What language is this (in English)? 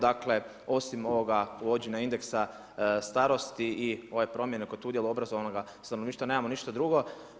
Croatian